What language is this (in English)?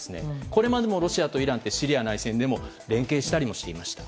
Japanese